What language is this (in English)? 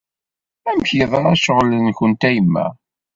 Kabyle